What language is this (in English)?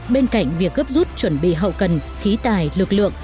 Vietnamese